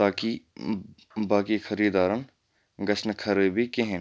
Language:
Kashmiri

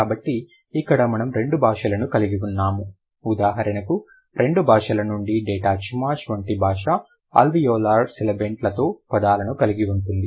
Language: Telugu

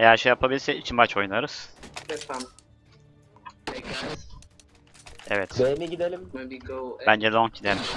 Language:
Turkish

